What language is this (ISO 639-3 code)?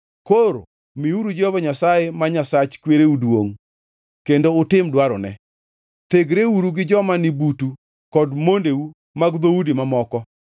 luo